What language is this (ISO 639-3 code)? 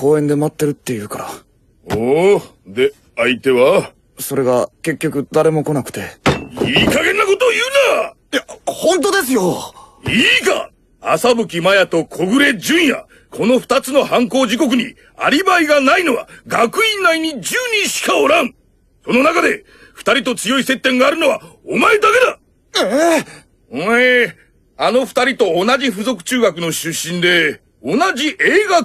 jpn